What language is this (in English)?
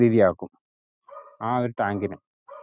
Malayalam